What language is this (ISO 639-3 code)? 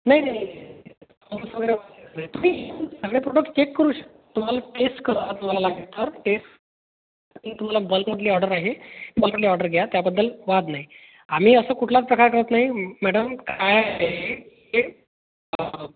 mar